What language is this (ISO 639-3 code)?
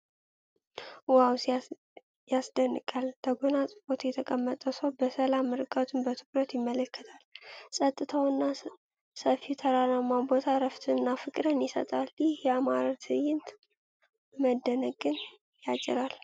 amh